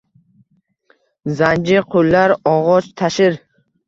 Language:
Uzbek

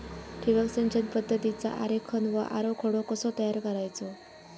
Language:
Marathi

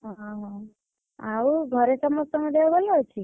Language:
Odia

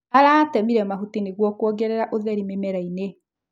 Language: Kikuyu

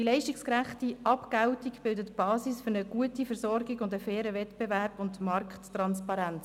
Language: Swiss German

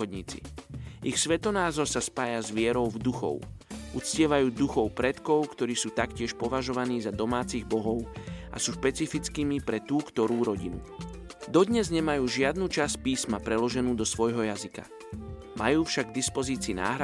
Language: Slovak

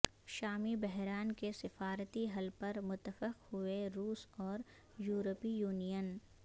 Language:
Urdu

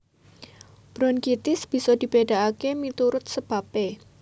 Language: Javanese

